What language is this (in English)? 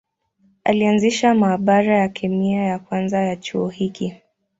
Swahili